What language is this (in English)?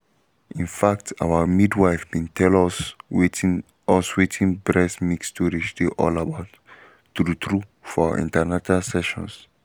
Nigerian Pidgin